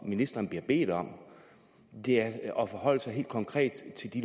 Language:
Danish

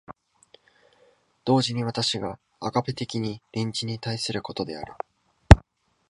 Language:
Japanese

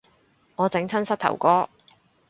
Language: Cantonese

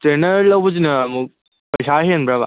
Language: Manipuri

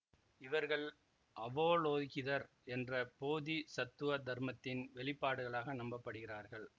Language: Tamil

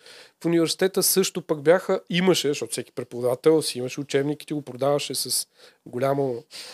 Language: Bulgarian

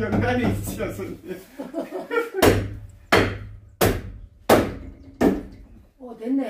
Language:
Korean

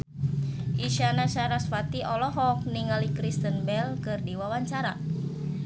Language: Sundanese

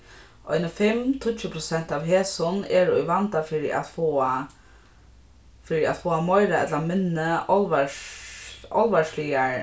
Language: Faroese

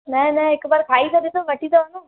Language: Sindhi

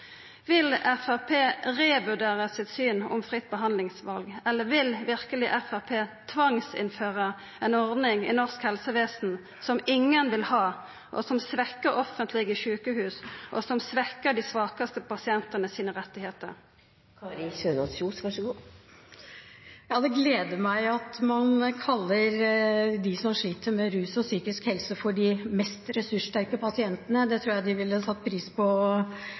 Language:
Norwegian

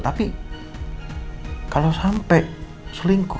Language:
Indonesian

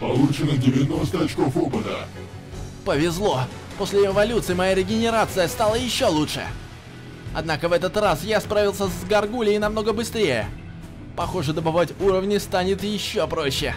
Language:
Russian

